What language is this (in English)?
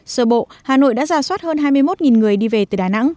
Vietnamese